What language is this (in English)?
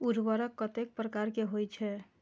Maithili